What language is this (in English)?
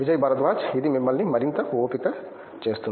Telugu